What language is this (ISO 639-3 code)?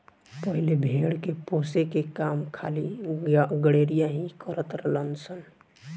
bho